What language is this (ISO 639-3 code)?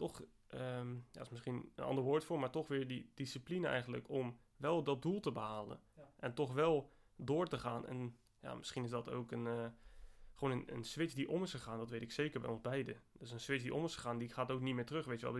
nld